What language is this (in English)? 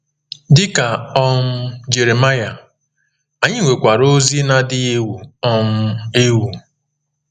Igbo